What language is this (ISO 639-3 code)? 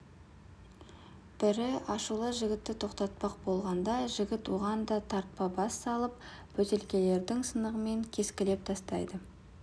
kaz